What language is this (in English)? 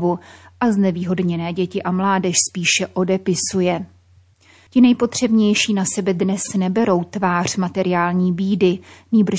Czech